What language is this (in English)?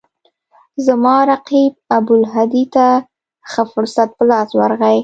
Pashto